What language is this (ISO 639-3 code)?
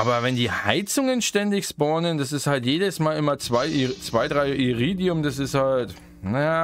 deu